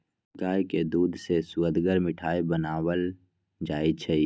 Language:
Magahi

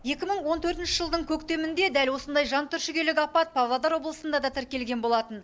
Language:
Kazakh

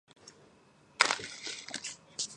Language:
Georgian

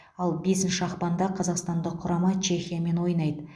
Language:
Kazakh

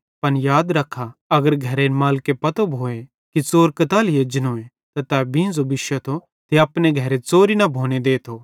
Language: Bhadrawahi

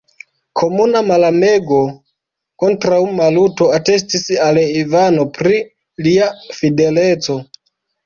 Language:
Esperanto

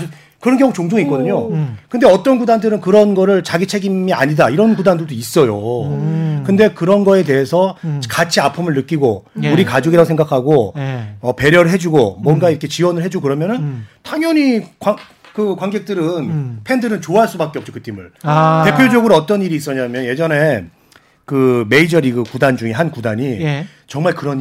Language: Korean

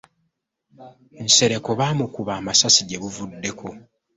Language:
Ganda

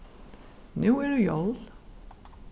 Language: Faroese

